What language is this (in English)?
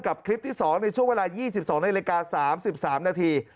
Thai